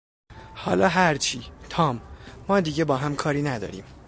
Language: Persian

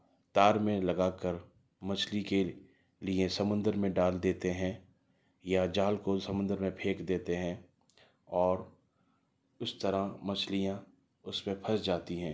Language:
Urdu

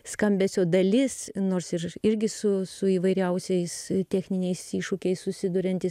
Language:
Lithuanian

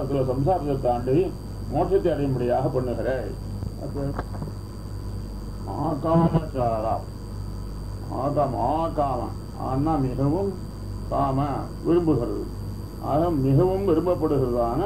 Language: Arabic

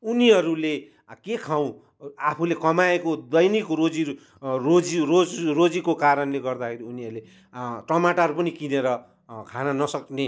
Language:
Nepali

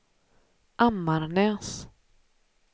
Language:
Swedish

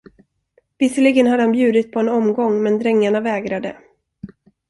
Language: Swedish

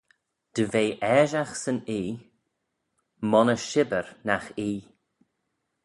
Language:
Manx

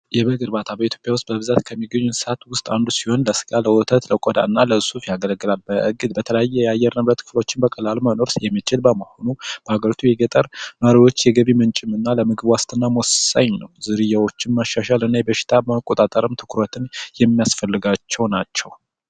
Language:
Amharic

